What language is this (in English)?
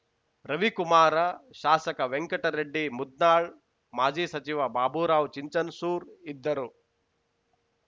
Kannada